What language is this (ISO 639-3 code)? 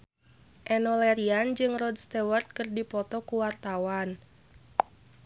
sun